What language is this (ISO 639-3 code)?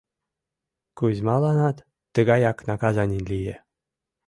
chm